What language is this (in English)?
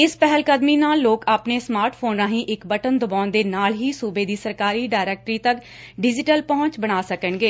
Punjabi